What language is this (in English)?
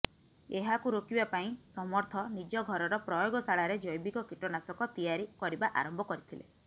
Odia